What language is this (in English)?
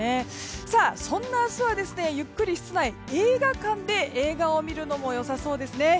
Japanese